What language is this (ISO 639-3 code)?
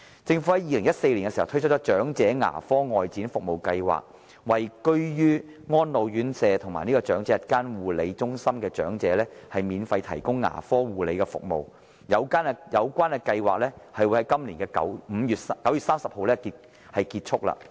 yue